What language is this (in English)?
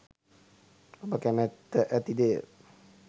Sinhala